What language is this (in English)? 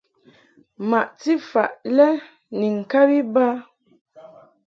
Mungaka